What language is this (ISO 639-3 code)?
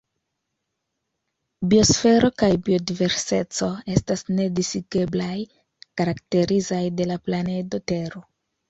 epo